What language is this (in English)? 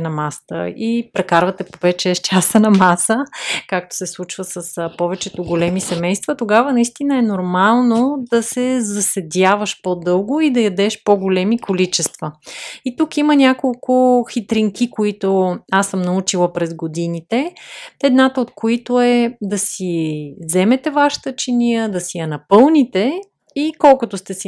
Bulgarian